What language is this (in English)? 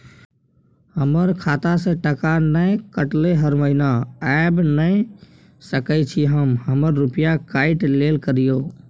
Maithili